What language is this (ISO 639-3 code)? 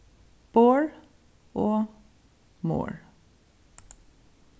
fao